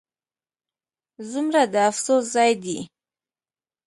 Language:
Pashto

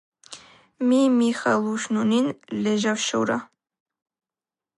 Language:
Georgian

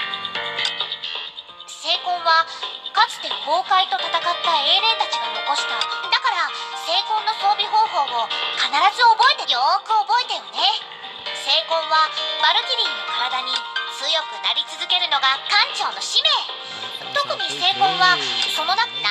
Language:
Japanese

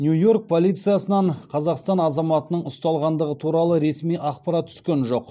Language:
Kazakh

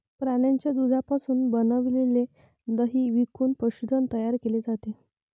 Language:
Marathi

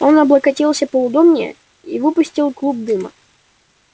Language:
Russian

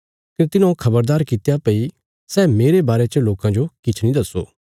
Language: Bilaspuri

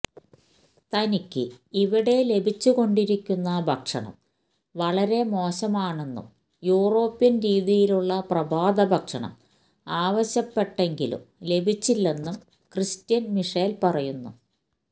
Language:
Malayalam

